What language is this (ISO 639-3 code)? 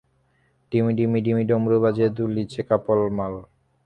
ben